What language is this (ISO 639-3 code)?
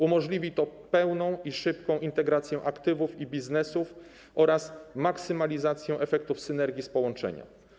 pol